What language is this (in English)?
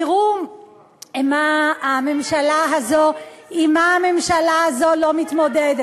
Hebrew